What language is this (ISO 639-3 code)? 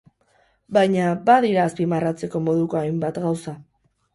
eus